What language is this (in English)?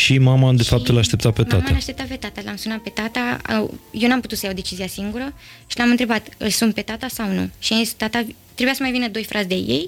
Romanian